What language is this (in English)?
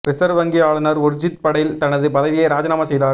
Tamil